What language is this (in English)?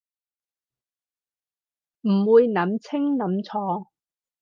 Cantonese